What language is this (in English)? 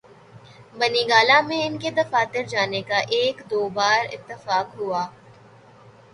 Urdu